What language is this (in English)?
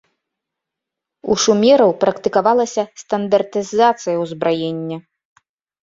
Belarusian